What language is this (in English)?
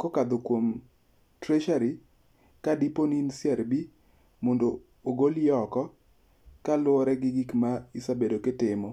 Luo (Kenya and Tanzania)